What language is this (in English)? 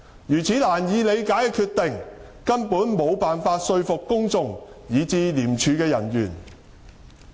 Cantonese